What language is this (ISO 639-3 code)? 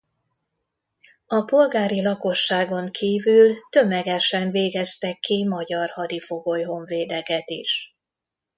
hun